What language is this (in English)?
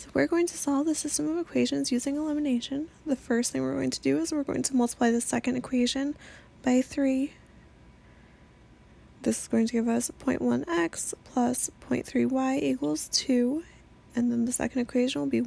English